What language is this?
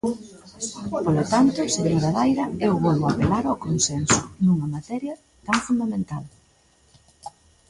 Galician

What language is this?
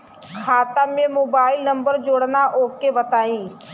Bhojpuri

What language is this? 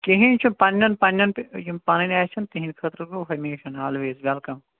Kashmiri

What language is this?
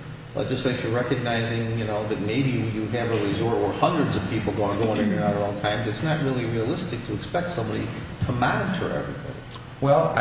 English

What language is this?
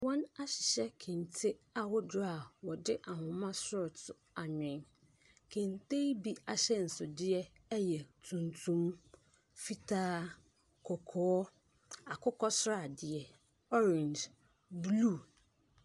Akan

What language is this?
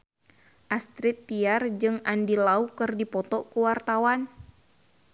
Sundanese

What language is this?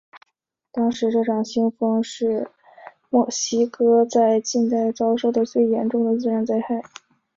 Chinese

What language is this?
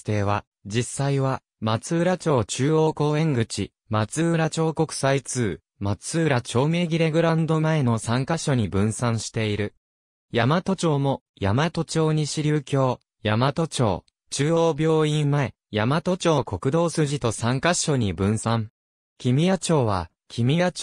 Japanese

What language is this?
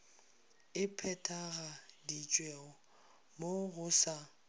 Northern Sotho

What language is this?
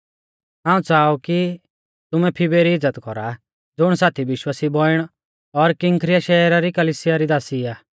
Mahasu Pahari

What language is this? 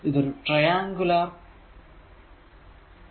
Malayalam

